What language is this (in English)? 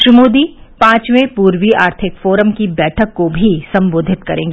Hindi